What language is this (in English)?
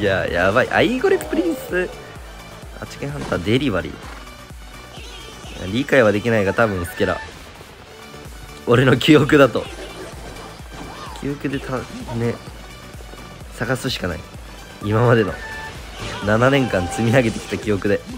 Japanese